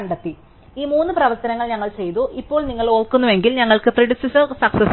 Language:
Malayalam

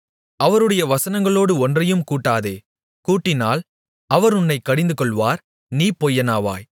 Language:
Tamil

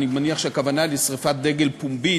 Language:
Hebrew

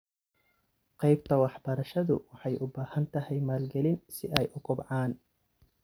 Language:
Somali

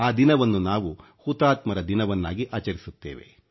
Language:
Kannada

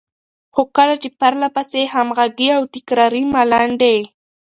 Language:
Pashto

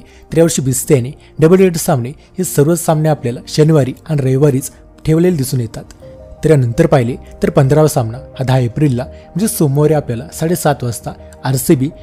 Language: Hindi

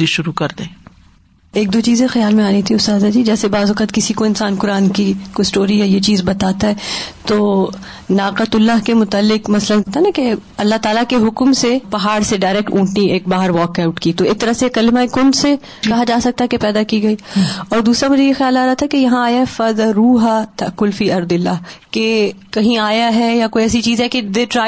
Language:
Urdu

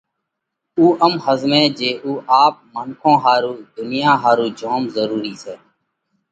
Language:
Parkari Koli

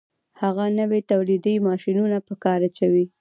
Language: Pashto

